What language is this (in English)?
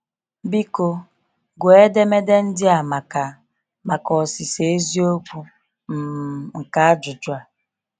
Igbo